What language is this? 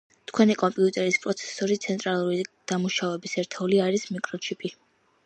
Georgian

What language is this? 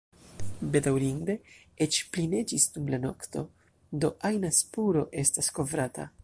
Esperanto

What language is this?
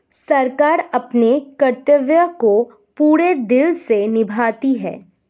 Hindi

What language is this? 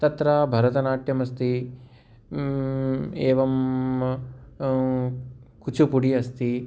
Sanskrit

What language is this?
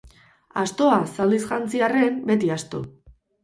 Basque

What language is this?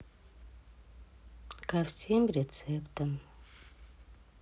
Russian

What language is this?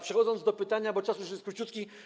Polish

